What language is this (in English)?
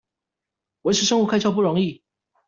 Chinese